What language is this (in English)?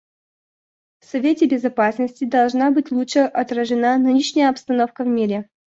Russian